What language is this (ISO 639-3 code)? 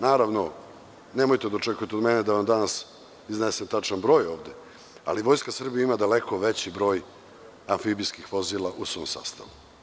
srp